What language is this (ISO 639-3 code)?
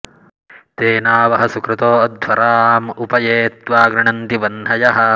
san